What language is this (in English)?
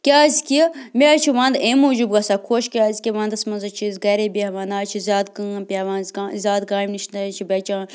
Kashmiri